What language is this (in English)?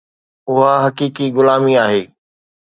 Sindhi